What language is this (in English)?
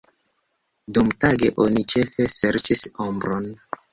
Esperanto